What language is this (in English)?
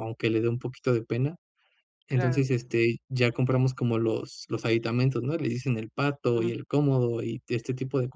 Spanish